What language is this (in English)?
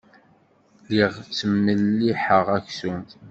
Kabyle